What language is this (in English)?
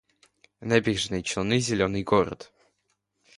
Russian